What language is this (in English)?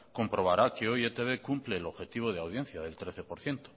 Spanish